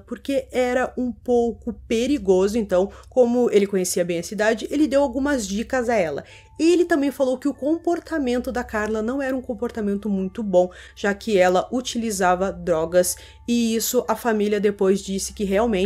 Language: Portuguese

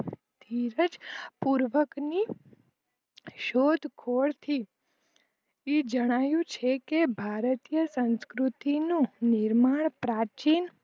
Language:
Gujarati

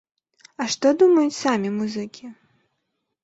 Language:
Belarusian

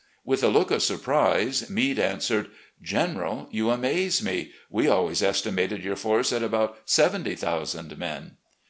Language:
English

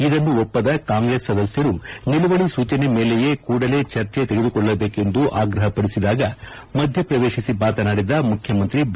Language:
Kannada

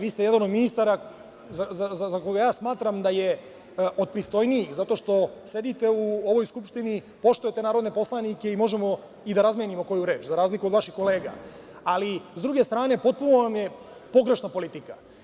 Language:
Serbian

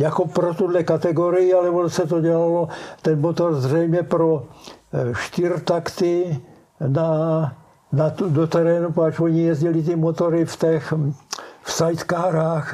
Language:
Czech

